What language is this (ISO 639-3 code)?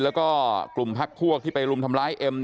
tha